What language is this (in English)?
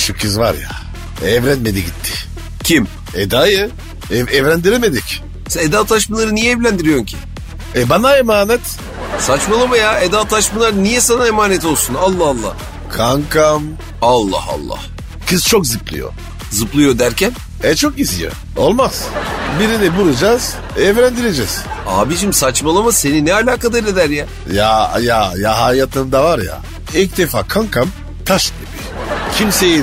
Turkish